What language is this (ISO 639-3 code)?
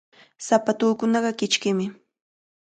qvl